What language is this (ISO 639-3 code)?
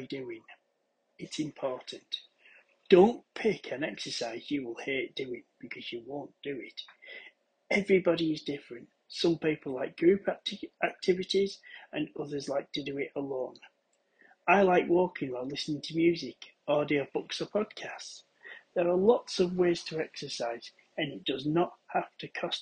eng